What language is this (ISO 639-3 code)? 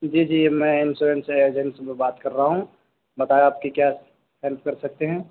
urd